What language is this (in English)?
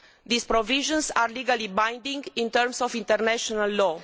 English